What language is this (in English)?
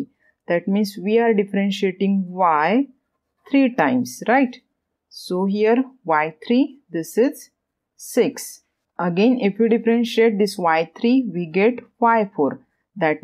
English